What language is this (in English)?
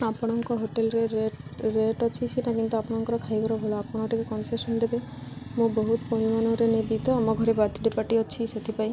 Odia